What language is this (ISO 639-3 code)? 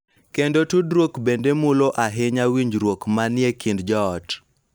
luo